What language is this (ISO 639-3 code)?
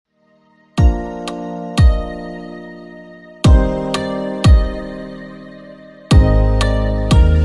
ind